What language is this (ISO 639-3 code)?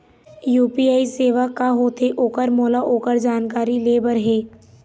hne